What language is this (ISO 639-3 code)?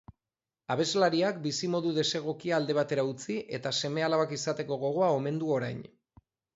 eus